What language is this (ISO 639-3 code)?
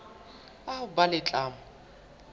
sot